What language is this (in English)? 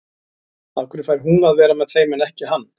Icelandic